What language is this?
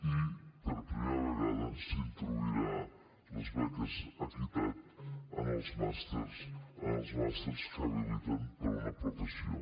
Catalan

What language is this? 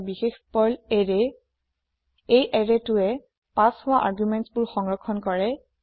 Assamese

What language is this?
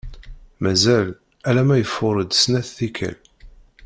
Kabyle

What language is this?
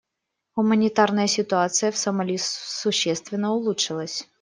Russian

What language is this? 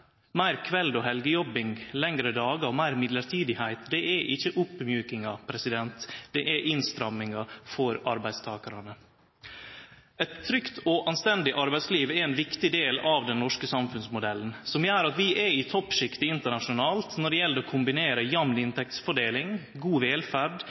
Norwegian Nynorsk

